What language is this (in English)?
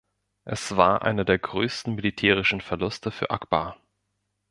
German